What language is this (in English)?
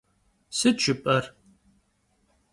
Kabardian